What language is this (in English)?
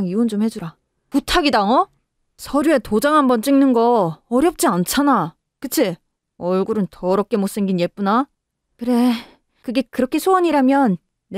Korean